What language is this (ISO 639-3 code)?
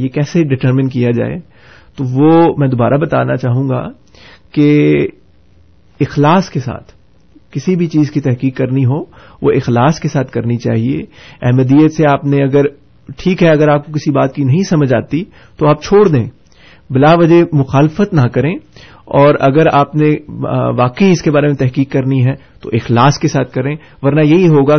urd